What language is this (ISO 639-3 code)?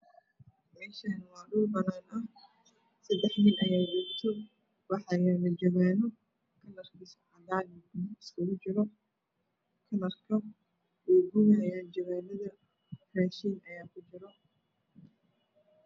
som